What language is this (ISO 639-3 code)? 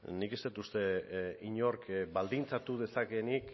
eus